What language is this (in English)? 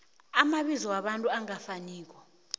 South Ndebele